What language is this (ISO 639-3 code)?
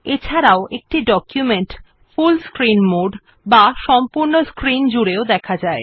ben